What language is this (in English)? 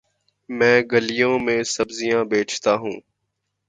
Urdu